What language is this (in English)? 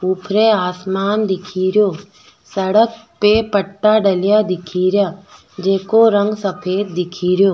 Rajasthani